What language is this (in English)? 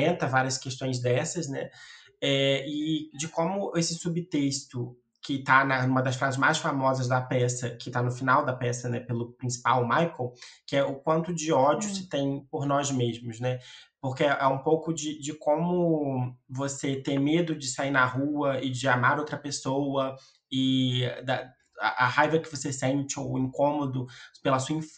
Portuguese